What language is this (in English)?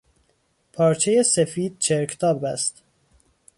Persian